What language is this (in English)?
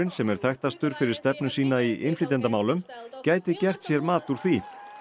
Icelandic